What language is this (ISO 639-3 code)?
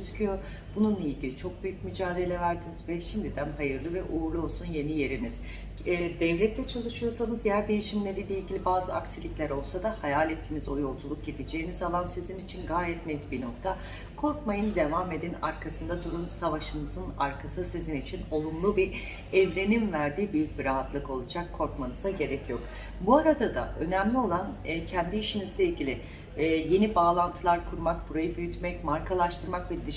tur